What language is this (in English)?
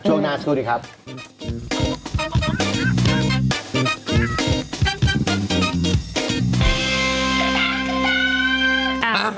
Thai